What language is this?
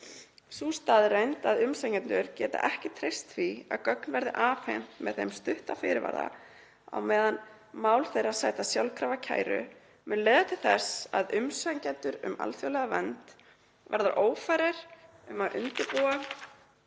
Icelandic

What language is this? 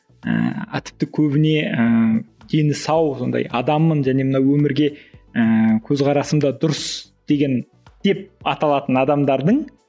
Kazakh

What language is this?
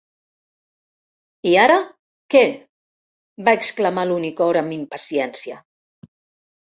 Catalan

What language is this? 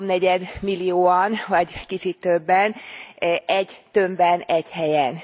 Hungarian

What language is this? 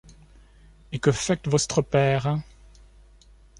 French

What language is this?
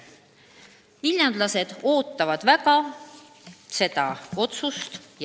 Estonian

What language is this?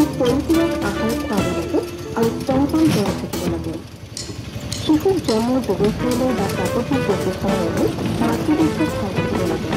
Korean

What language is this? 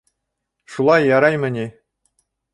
Bashkir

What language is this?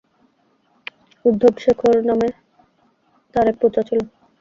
Bangla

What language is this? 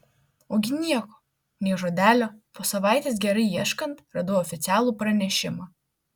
Lithuanian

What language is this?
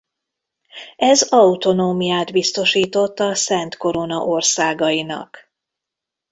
Hungarian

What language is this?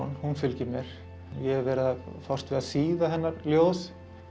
Icelandic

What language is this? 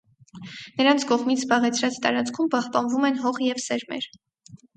Armenian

